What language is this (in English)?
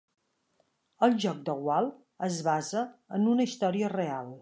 Catalan